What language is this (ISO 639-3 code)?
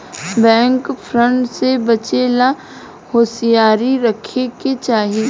bho